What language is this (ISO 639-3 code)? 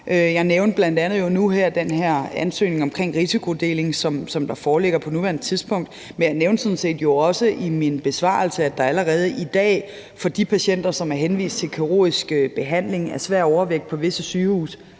dan